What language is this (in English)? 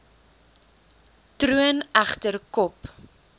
Afrikaans